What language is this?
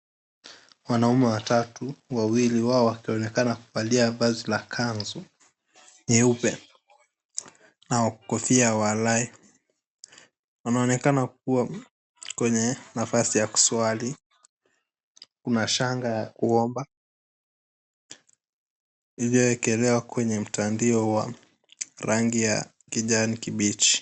Swahili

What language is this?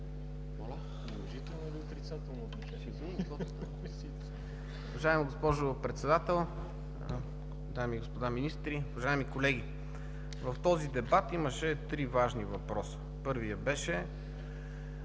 Bulgarian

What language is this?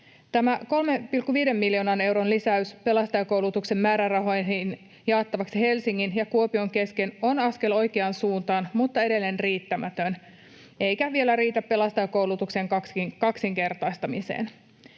Finnish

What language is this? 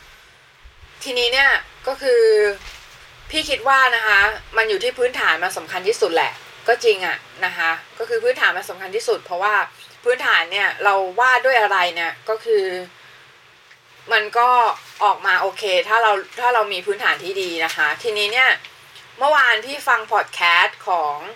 Thai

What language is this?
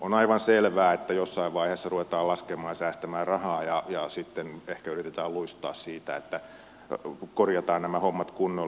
Finnish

